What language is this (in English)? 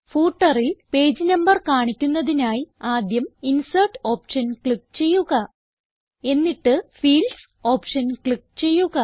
Malayalam